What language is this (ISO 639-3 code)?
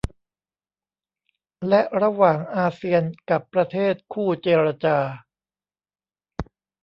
tha